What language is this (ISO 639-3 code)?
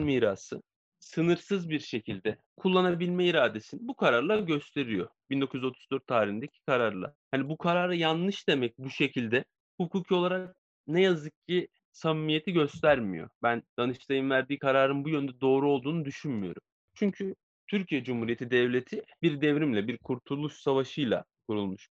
tur